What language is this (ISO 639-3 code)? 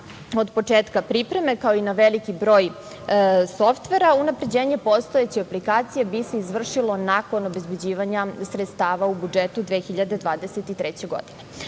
srp